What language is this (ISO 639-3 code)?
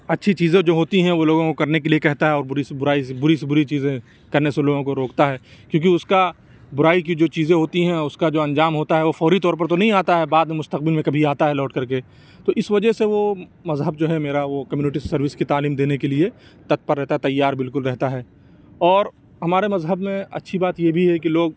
urd